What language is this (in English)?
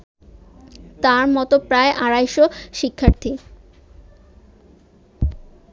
Bangla